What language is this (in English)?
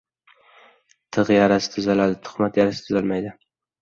Uzbek